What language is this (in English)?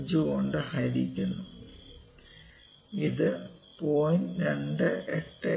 Malayalam